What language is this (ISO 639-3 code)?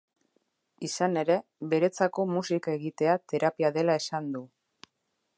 eus